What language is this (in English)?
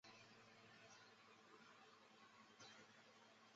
Chinese